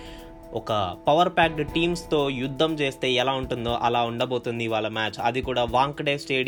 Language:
Telugu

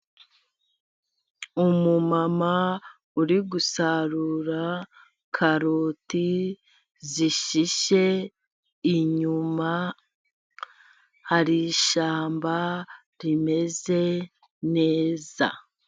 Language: Kinyarwanda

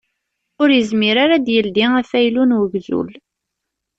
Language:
Kabyle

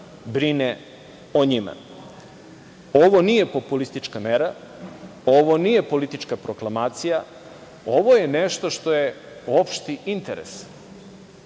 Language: Serbian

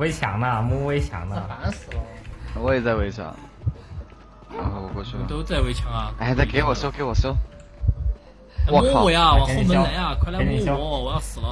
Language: Chinese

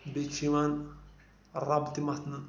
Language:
Kashmiri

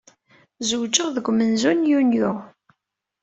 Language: Kabyle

